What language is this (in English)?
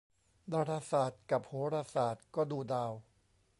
Thai